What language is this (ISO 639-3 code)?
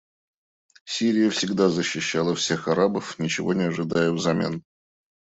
rus